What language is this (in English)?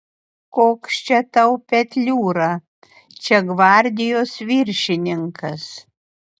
Lithuanian